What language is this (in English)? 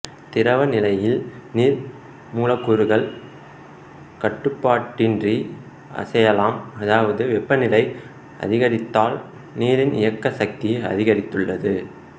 Tamil